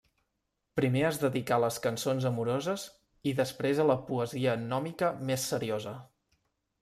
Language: Catalan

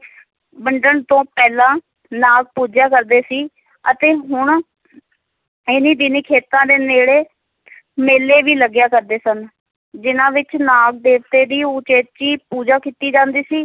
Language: Punjabi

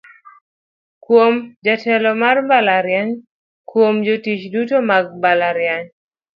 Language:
Luo (Kenya and Tanzania)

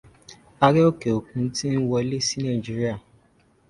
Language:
Yoruba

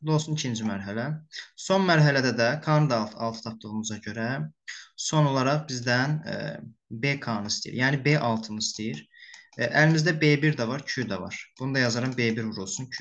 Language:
Turkish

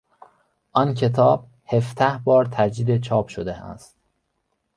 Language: Persian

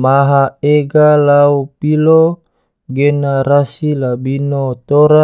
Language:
Tidore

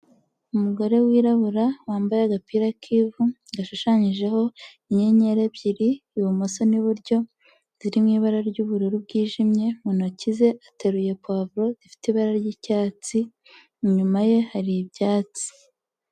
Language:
Kinyarwanda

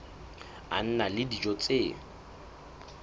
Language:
Southern Sotho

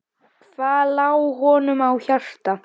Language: Icelandic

